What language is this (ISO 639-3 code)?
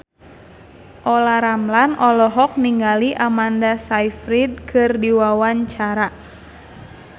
sun